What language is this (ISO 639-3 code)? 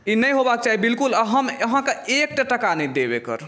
mai